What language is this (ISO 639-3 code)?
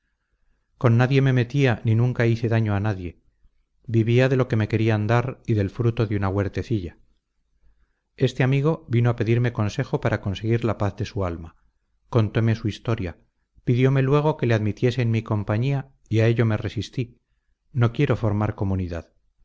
spa